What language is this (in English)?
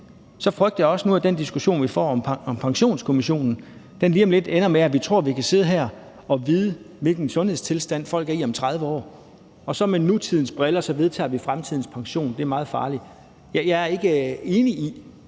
Danish